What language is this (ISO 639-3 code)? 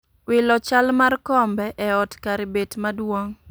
luo